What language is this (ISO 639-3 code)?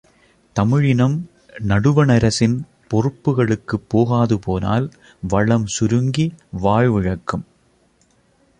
tam